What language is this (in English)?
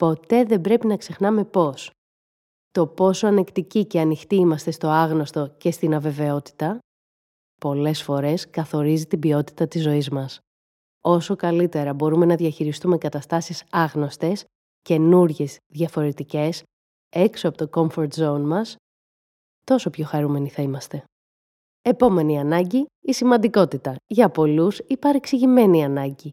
Greek